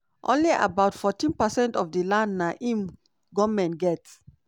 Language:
Nigerian Pidgin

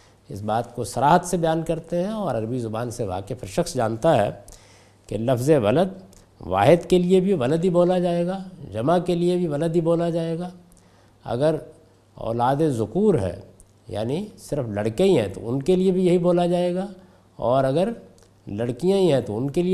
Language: Urdu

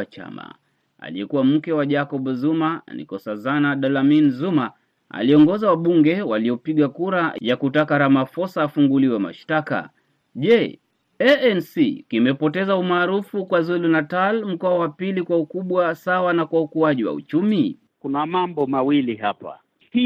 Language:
Swahili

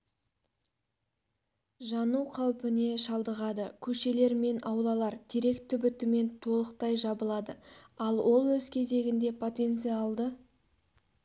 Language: Kazakh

